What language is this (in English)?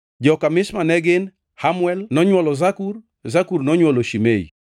Luo (Kenya and Tanzania)